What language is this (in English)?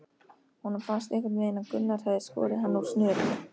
Icelandic